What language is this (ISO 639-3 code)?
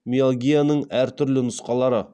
kaz